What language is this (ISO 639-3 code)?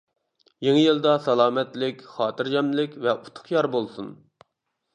uig